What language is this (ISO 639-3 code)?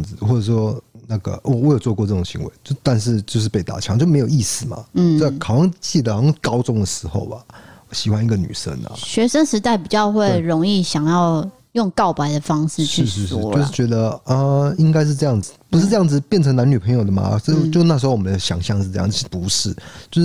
zho